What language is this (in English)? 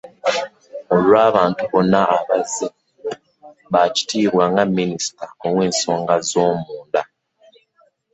Ganda